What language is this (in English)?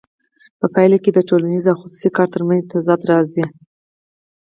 Pashto